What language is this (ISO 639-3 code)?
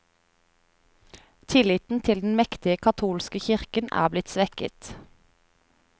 nor